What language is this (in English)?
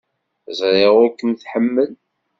Kabyle